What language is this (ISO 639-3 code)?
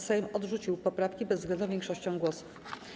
pol